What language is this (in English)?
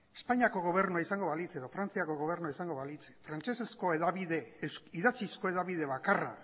Basque